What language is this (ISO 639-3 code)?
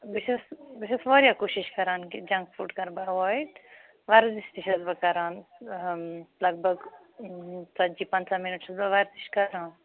kas